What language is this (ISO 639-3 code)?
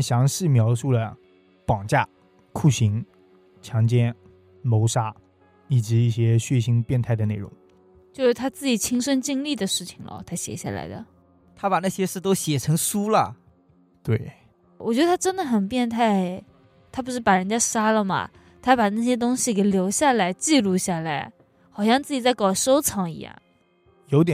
zho